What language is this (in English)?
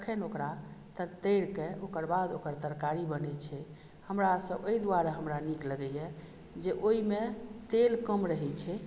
Maithili